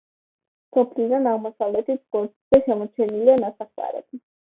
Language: Georgian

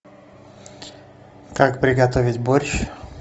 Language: Russian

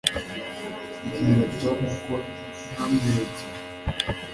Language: Kinyarwanda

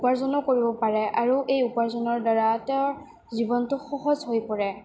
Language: Assamese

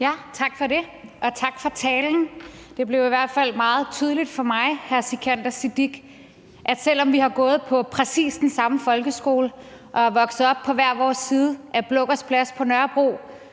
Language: Danish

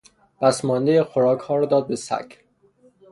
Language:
Persian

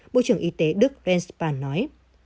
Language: Vietnamese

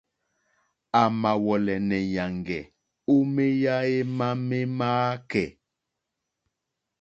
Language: Mokpwe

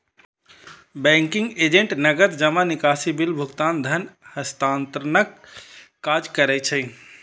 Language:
Maithili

